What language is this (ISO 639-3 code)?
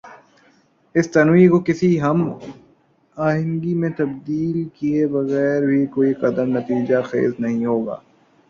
urd